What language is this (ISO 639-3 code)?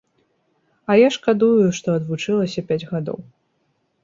bel